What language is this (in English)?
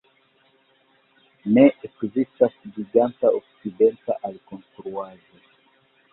Esperanto